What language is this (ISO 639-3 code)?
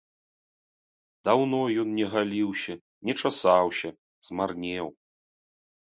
bel